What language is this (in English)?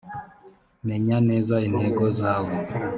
Kinyarwanda